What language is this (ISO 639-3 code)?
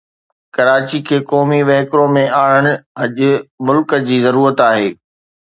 snd